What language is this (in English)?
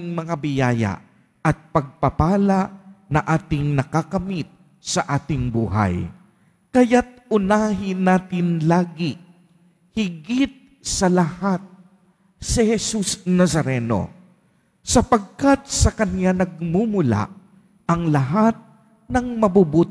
Filipino